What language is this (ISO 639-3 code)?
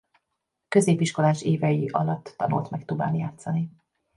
hun